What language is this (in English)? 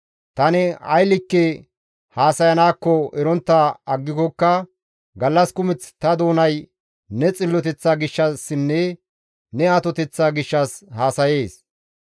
Gamo